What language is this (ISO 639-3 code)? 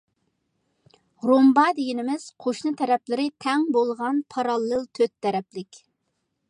uig